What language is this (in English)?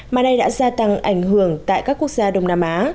Vietnamese